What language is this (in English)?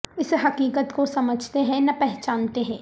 Urdu